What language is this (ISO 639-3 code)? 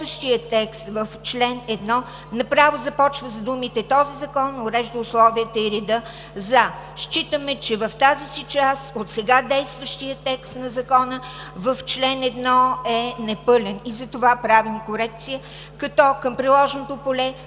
bul